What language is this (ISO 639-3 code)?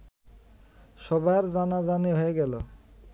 ben